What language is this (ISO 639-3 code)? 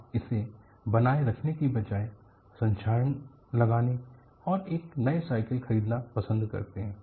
hin